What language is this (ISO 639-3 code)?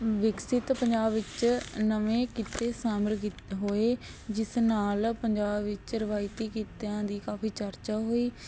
pan